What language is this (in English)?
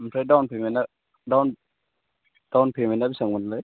Bodo